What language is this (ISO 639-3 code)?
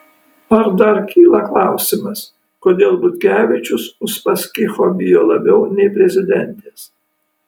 lit